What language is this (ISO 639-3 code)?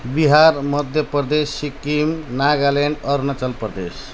nep